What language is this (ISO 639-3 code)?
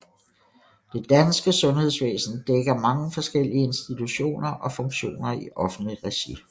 dan